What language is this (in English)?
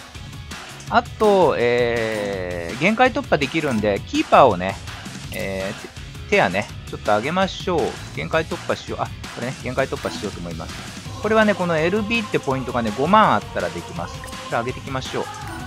Japanese